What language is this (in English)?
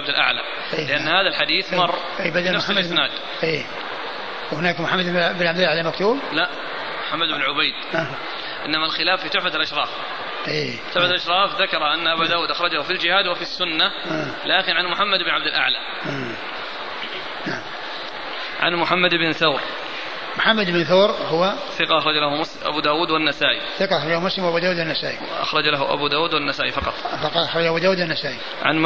Arabic